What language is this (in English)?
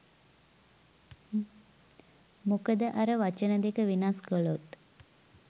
Sinhala